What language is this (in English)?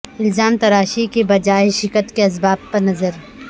Urdu